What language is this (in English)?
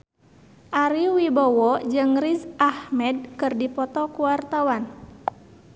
Sundanese